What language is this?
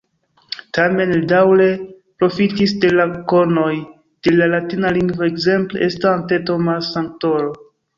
Esperanto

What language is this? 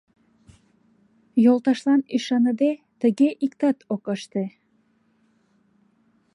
Mari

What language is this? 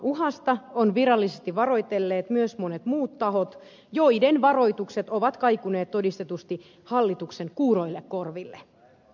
Finnish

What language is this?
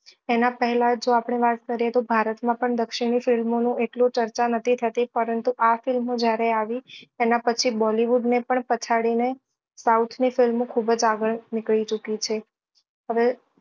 Gujarati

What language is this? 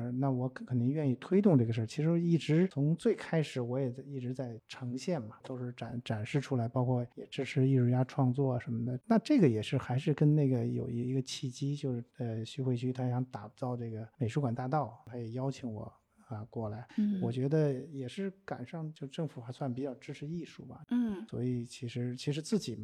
Chinese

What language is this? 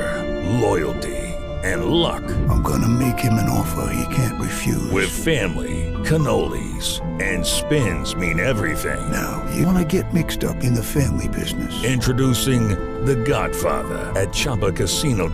Italian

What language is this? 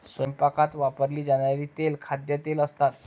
Marathi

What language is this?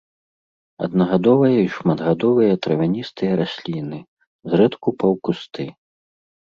Belarusian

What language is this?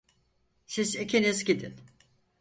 Turkish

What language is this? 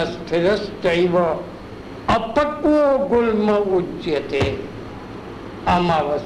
Hindi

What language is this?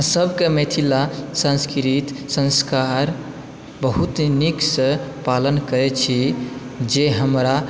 Maithili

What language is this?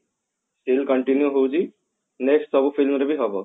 Odia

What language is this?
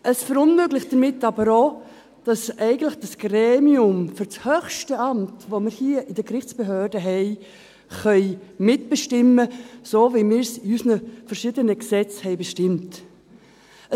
Swiss German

